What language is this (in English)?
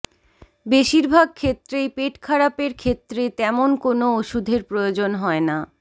Bangla